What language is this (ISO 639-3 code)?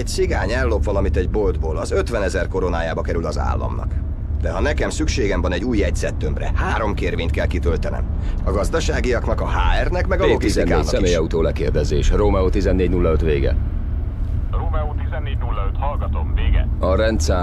hun